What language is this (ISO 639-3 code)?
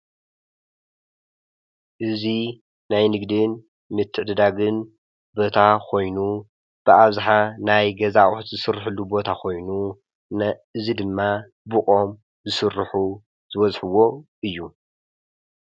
tir